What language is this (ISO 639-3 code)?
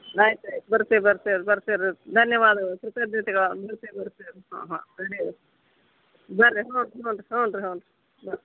kan